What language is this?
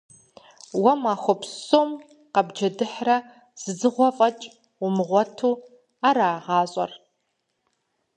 Kabardian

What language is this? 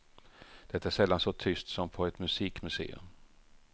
Swedish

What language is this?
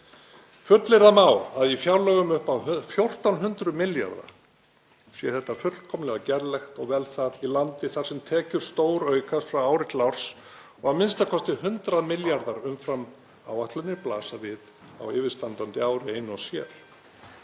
Icelandic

